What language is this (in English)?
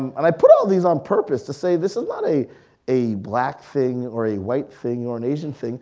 English